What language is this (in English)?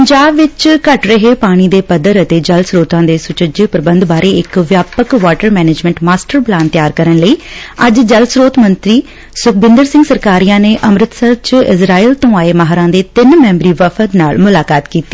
Punjabi